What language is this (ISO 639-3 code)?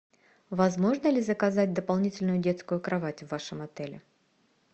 rus